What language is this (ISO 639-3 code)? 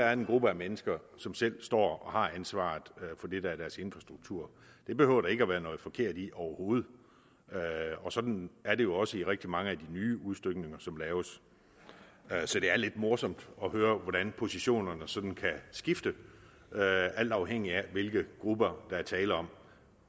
dan